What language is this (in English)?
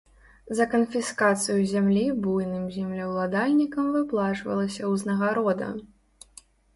Belarusian